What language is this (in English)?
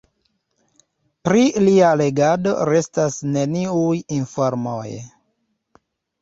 Esperanto